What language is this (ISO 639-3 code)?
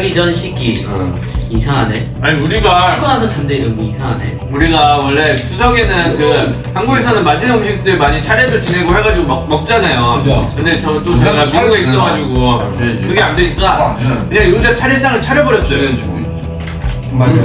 kor